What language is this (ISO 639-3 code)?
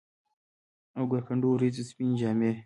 pus